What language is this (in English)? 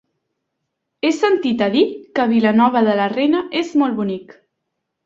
Catalan